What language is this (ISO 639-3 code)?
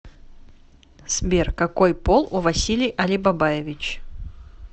rus